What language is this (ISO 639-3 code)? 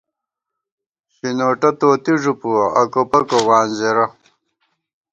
gwt